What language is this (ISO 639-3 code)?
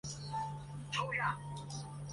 zho